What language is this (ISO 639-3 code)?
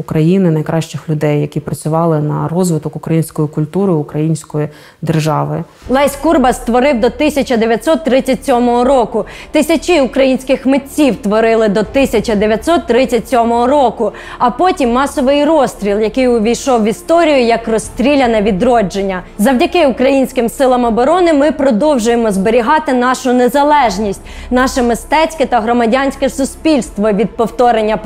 ukr